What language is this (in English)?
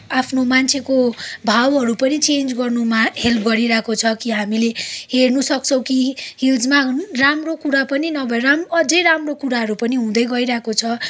Nepali